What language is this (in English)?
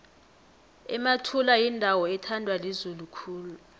South Ndebele